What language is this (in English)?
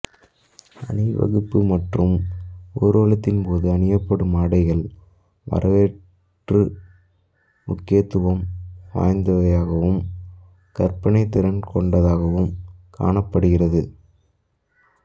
Tamil